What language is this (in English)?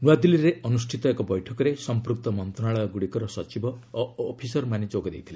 Odia